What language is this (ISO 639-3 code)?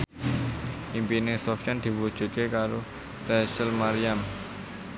jav